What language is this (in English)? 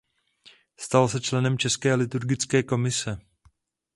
Czech